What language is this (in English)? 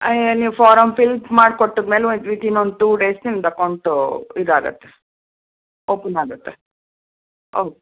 Kannada